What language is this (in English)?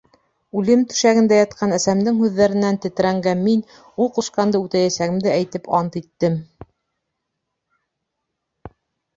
Bashkir